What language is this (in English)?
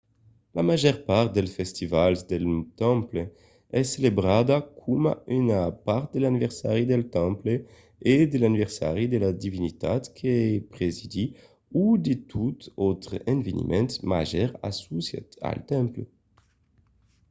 Occitan